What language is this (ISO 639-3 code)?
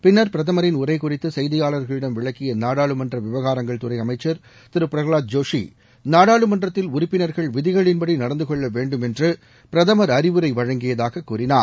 tam